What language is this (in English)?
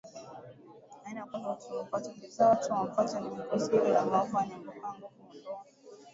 Swahili